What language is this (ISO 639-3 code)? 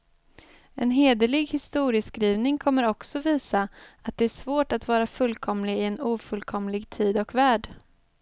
swe